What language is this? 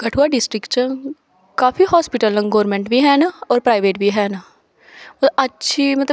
Dogri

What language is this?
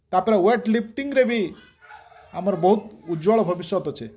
Odia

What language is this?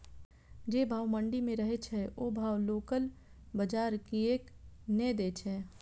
Maithili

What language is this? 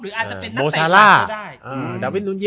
Thai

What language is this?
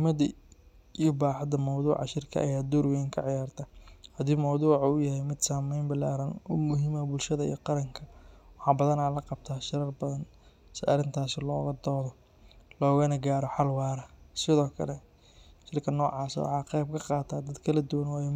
Somali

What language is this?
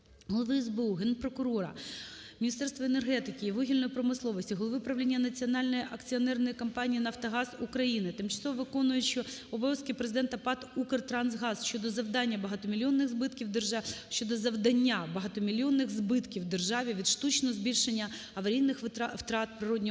Ukrainian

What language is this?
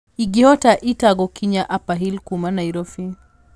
Kikuyu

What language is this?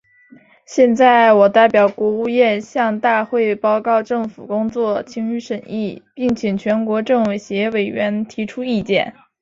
Chinese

